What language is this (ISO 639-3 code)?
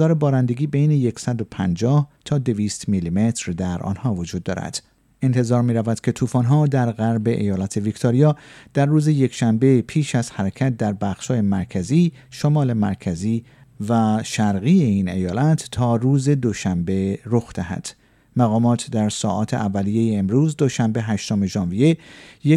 fas